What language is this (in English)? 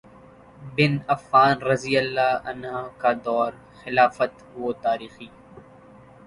Urdu